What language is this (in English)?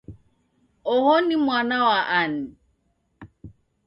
Taita